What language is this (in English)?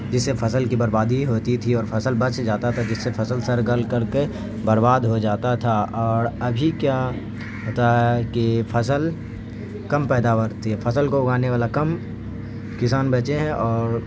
Urdu